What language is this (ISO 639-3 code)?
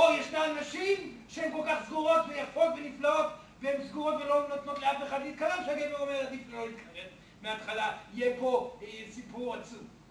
heb